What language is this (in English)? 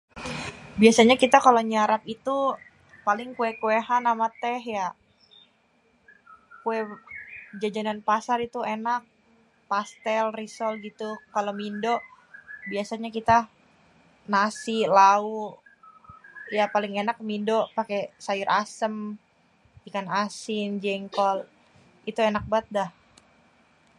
Betawi